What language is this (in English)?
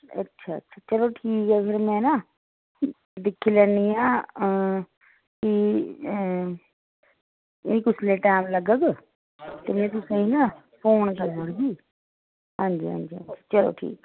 Dogri